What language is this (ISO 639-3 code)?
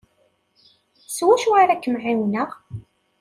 kab